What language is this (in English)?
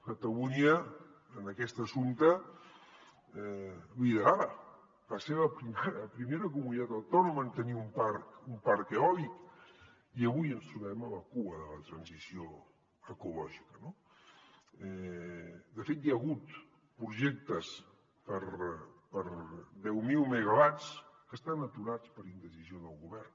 Catalan